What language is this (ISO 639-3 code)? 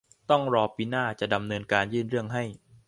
tha